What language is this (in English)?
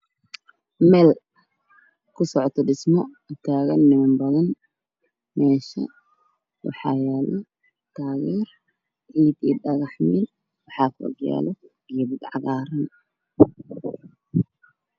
Somali